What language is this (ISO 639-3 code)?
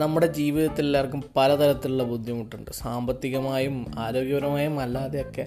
mal